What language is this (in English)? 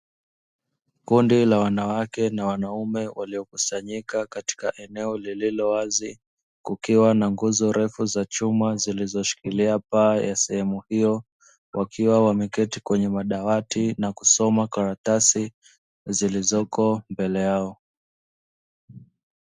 Swahili